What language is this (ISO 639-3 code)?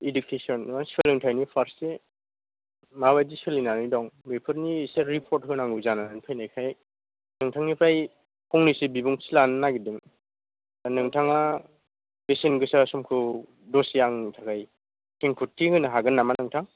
brx